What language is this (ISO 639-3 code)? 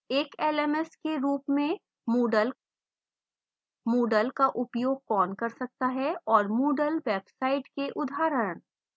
hin